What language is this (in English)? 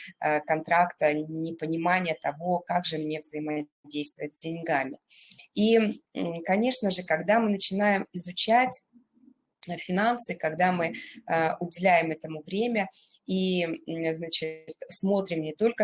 Russian